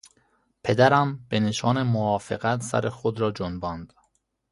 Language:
Persian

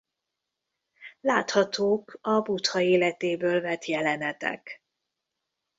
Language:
Hungarian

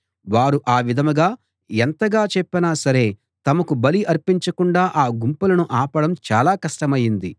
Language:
Telugu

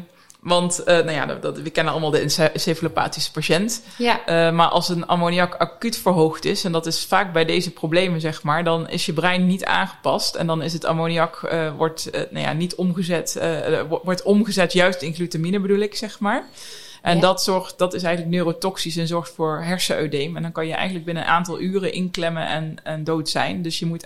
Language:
Dutch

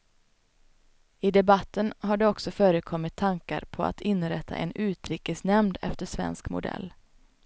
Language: Swedish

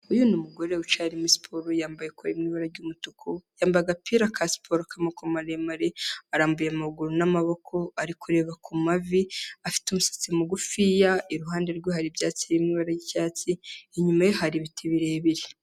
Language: Kinyarwanda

